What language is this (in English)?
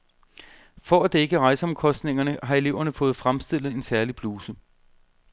Danish